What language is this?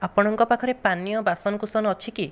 Odia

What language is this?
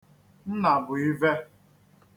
Igbo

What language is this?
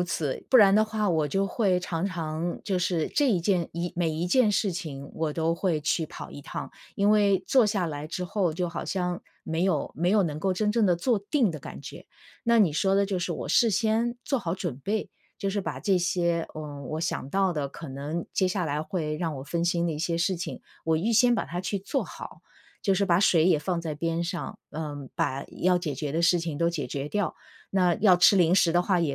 Chinese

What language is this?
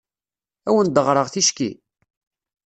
Kabyle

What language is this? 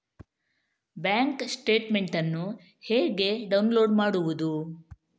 Kannada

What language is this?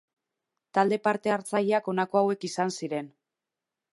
Basque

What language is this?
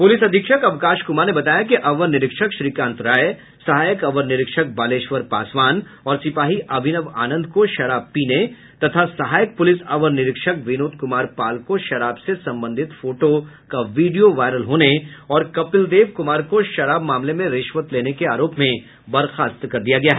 Hindi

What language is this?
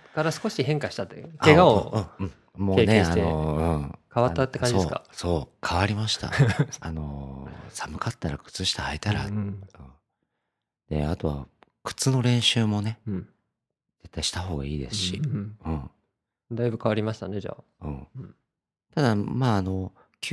Japanese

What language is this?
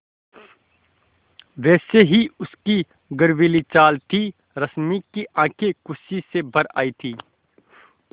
Hindi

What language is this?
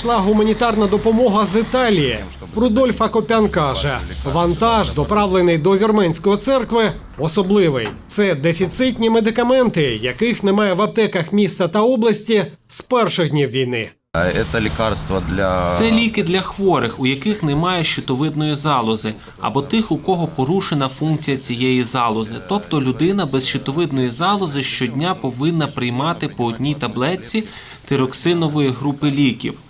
Ukrainian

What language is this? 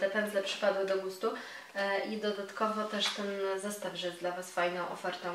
Polish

